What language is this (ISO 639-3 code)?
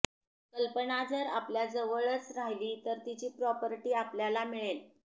mar